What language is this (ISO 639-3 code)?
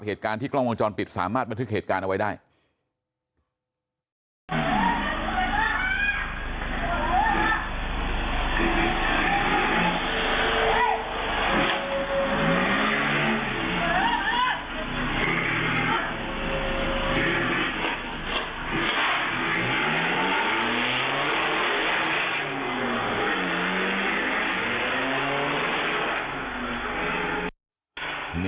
tha